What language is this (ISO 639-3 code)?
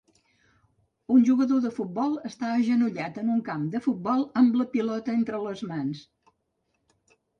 cat